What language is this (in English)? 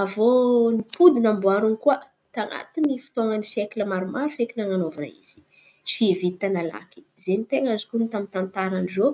Antankarana Malagasy